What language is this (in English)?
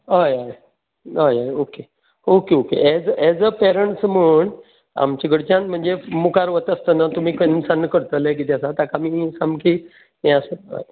Konkani